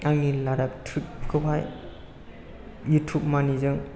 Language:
Bodo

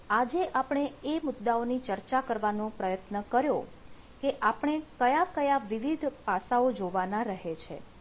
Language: Gujarati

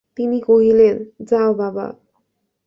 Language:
Bangla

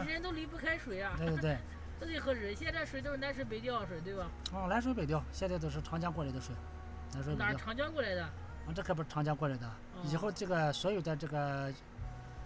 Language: Chinese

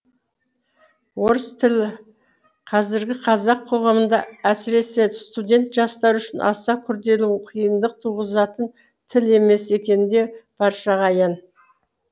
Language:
Kazakh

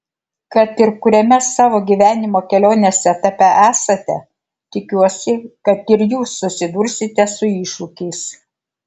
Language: Lithuanian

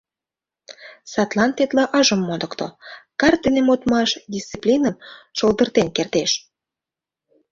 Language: Mari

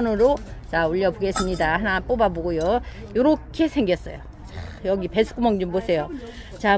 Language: Korean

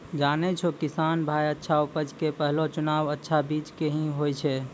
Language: Maithili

